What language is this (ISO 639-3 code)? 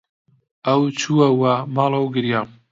ckb